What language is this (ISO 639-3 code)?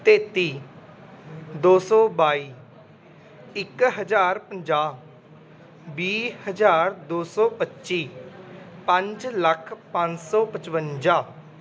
pan